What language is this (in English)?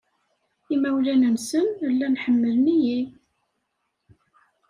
Kabyle